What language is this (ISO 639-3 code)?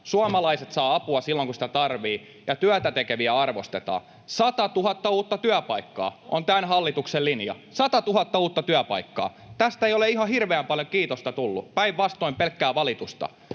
fin